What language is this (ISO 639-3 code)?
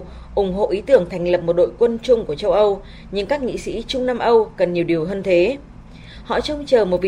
vie